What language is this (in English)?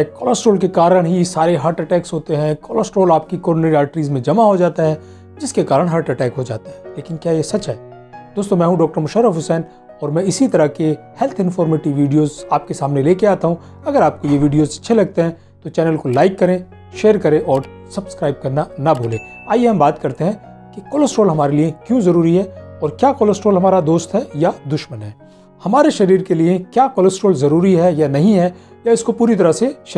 Hindi